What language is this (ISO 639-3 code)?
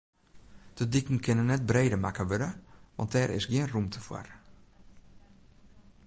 fry